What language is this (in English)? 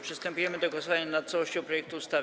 Polish